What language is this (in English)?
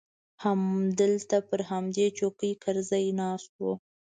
Pashto